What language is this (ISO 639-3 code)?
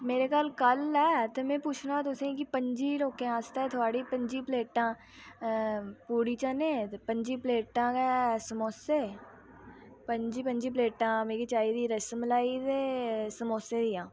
doi